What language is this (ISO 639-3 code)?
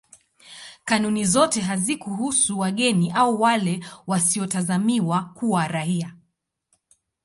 swa